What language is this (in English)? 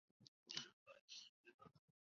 Chinese